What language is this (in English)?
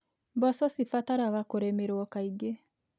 Kikuyu